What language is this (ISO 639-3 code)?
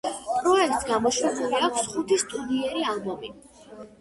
kat